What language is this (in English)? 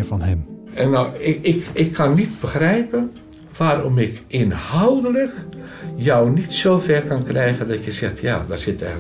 Dutch